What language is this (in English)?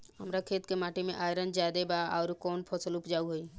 Bhojpuri